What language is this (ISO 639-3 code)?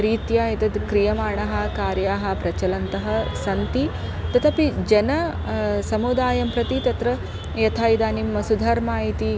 san